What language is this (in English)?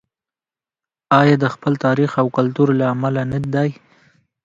Pashto